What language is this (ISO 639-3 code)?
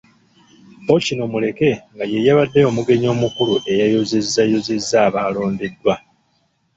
lug